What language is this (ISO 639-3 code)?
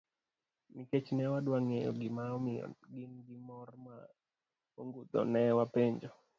luo